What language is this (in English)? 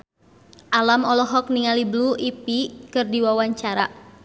Sundanese